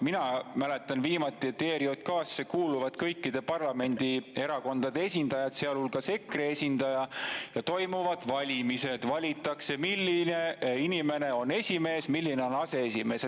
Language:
Estonian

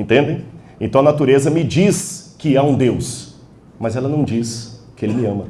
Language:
Portuguese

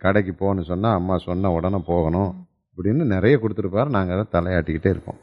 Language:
Tamil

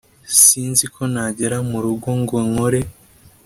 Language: Kinyarwanda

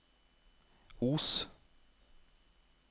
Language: Norwegian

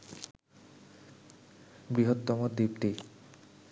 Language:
Bangla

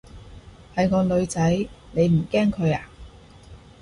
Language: Cantonese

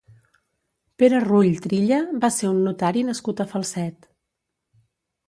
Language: Catalan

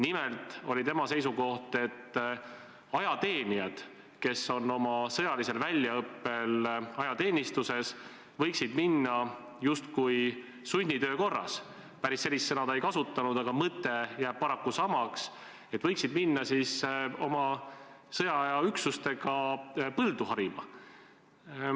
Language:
Estonian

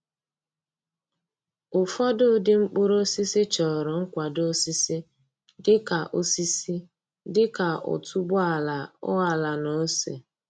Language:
Igbo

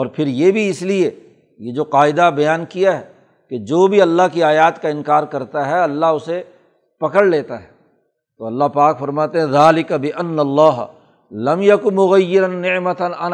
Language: Urdu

